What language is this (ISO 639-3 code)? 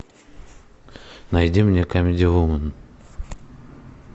rus